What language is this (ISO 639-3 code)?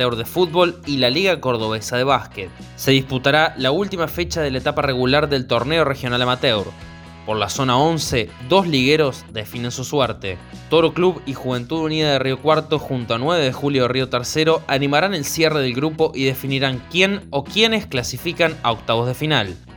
spa